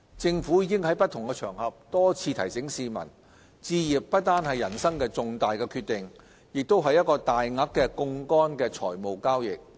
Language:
Cantonese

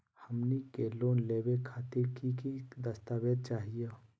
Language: Magahi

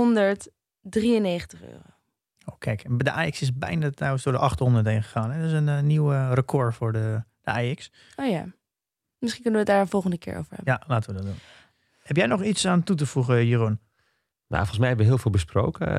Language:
Dutch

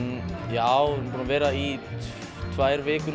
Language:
Icelandic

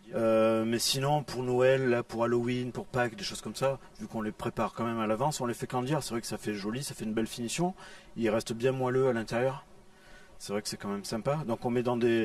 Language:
French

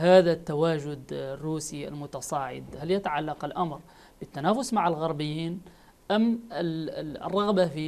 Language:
Arabic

